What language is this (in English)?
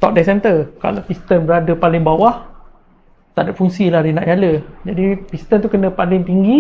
Malay